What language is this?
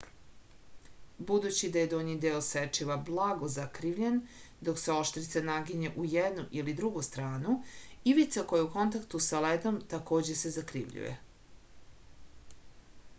Serbian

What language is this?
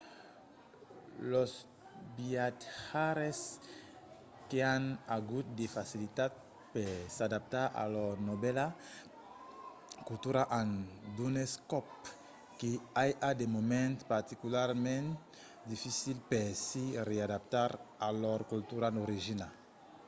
Occitan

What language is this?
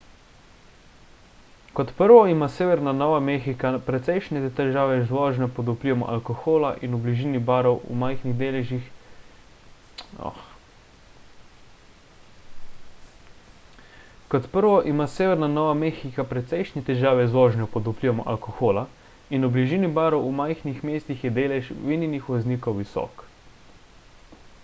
Slovenian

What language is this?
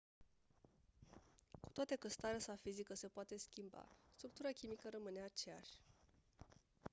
Romanian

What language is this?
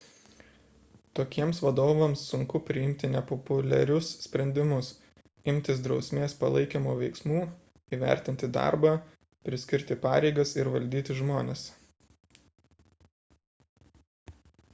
Lithuanian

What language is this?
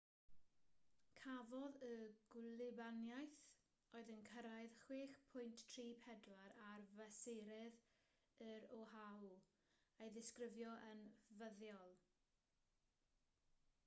Welsh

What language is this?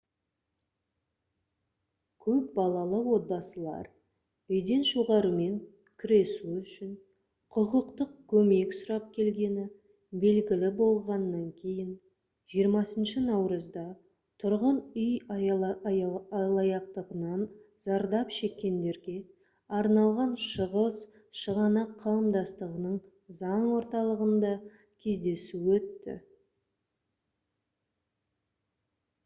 Kazakh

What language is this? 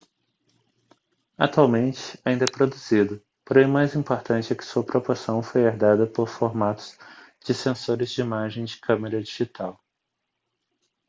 Portuguese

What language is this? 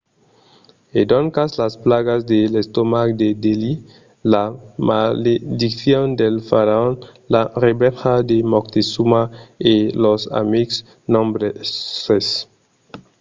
Occitan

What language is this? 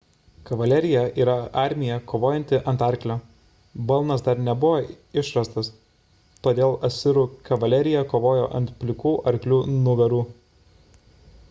Lithuanian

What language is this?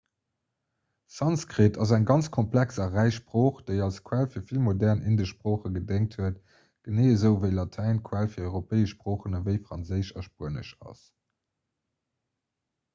Luxembourgish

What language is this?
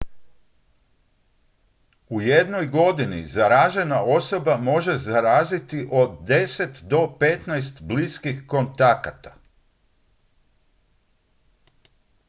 Croatian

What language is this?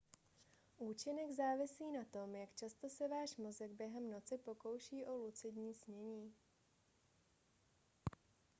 Czech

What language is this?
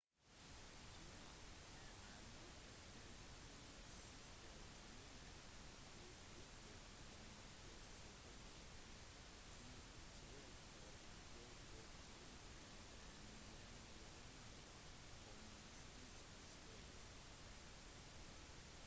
Norwegian Bokmål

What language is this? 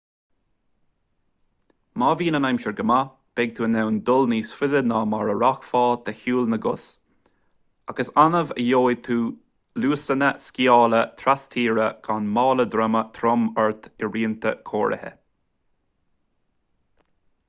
Irish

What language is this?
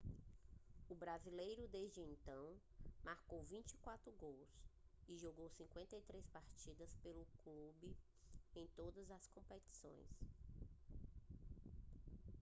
Portuguese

